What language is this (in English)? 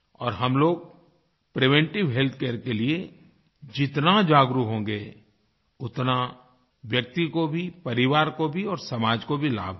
Hindi